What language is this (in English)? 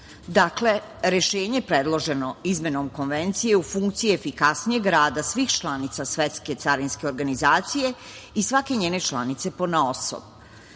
Serbian